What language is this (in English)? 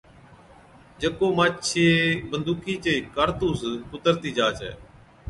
Od